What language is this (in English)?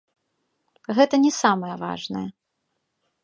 Belarusian